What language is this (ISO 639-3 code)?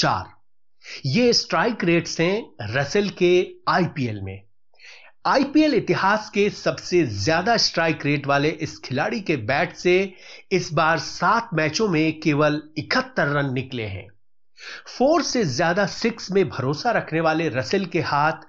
hin